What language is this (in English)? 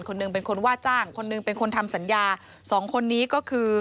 Thai